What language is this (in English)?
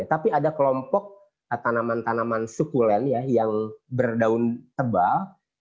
Indonesian